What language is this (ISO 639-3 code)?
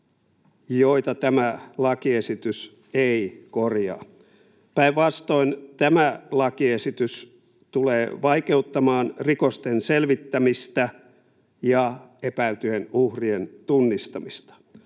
fin